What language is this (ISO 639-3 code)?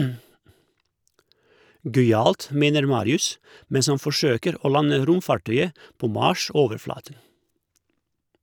nor